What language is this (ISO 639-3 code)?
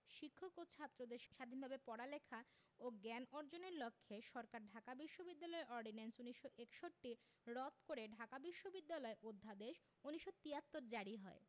ben